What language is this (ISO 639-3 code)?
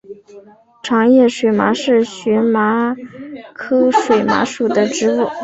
zho